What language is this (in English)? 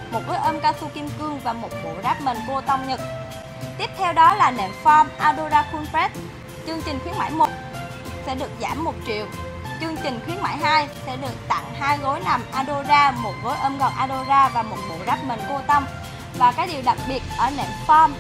Vietnamese